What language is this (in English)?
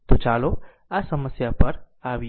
Gujarati